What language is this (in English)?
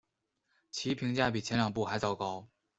Chinese